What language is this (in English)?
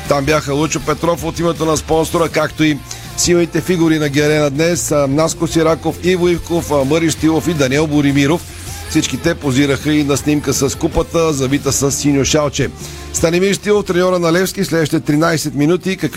Bulgarian